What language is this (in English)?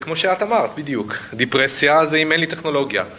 Hebrew